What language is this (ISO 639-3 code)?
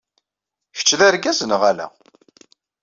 kab